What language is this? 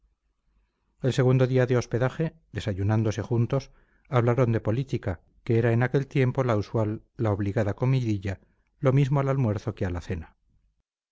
Spanish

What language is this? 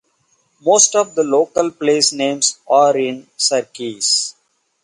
English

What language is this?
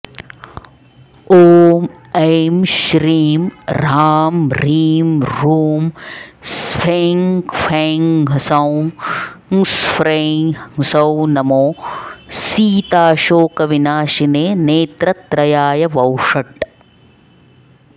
Sanskrit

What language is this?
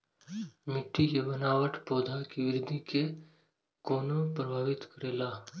Maithili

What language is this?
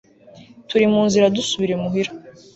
Kinyarwanda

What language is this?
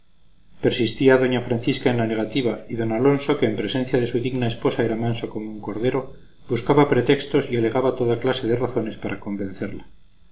Spanish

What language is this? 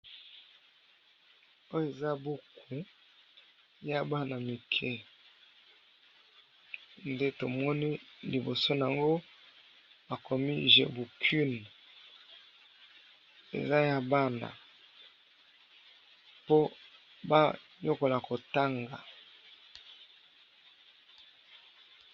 Lingala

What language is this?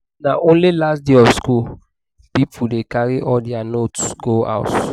Nigerian Pidgin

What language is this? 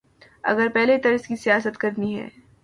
Urdu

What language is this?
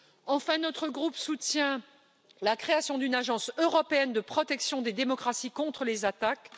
French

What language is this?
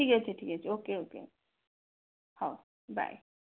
Odia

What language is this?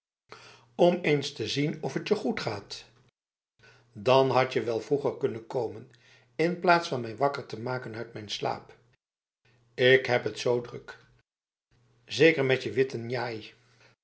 Dutch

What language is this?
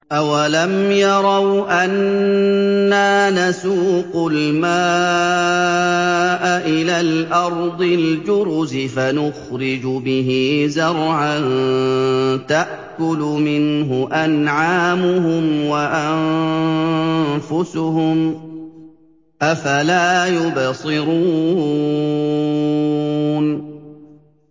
Arabic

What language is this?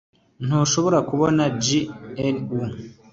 Kinyarwanda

